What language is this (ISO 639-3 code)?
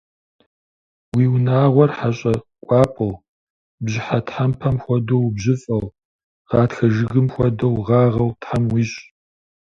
kbd